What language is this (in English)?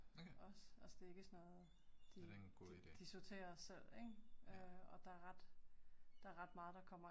Danish